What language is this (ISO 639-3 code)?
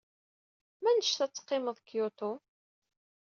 kab